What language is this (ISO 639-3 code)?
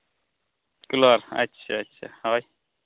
sat